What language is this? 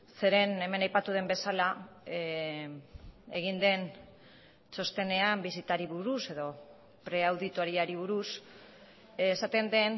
Basque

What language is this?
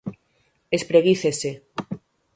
Galician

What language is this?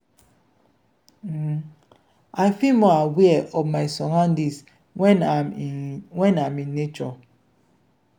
Nigerian Pidgin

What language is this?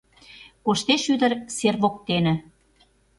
Mari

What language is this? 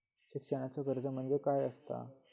Marathi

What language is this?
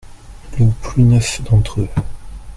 French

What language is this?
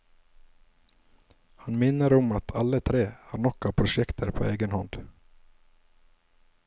Norwegian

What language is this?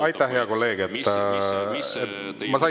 Estonian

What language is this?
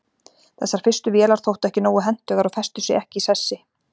Icelandic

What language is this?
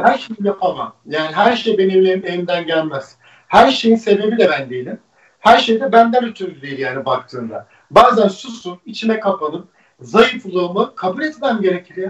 Turkish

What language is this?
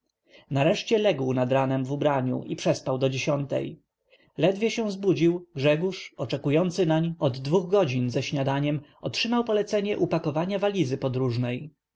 Polish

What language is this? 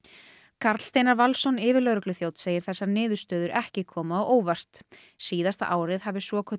Icelandic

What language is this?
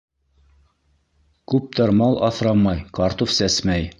Bashkir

